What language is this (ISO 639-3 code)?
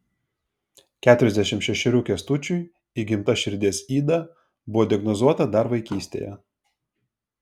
lit